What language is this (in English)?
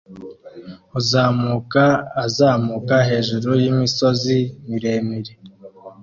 Kinyarwanda